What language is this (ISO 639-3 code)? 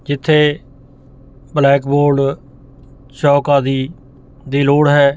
pan